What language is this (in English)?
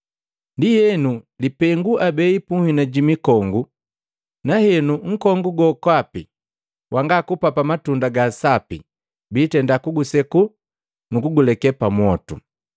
Matengo